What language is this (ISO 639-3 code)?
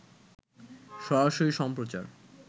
ben